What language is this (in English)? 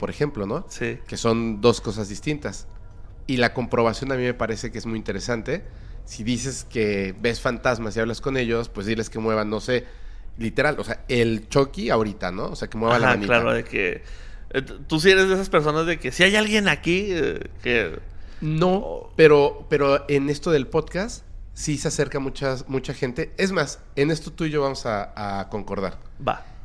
Spanish